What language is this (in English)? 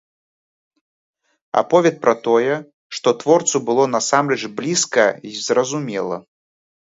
Belarusian